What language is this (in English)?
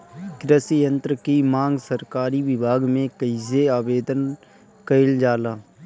Bhojpuri